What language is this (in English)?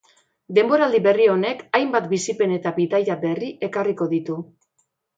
Basque